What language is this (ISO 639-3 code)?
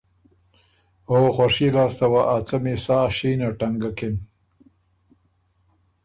oru